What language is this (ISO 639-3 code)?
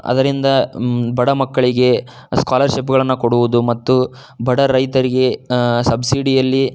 kan